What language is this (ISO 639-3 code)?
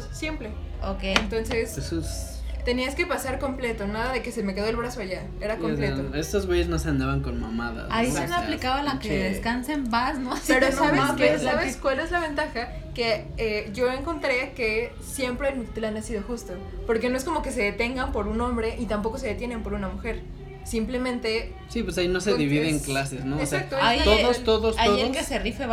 spa